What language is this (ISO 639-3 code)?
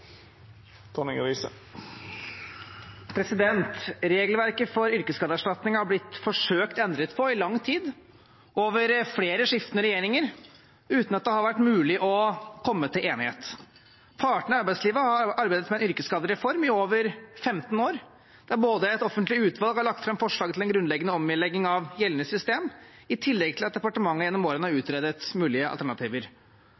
nob